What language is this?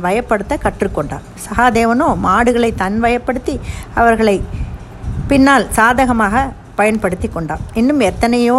Tamil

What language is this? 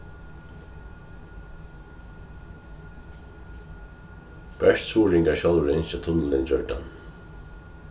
Faroese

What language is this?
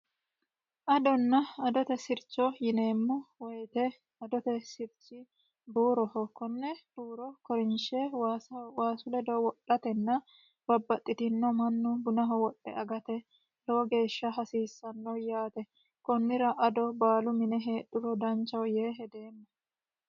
Sidamo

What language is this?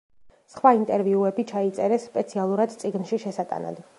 Georgian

